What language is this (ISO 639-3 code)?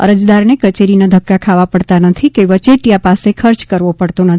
guj